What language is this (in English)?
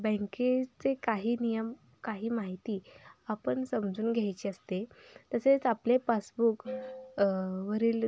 Marathi